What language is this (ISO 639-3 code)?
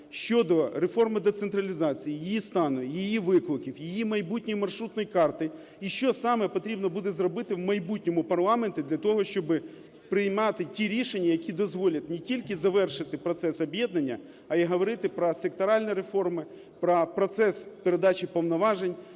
ukr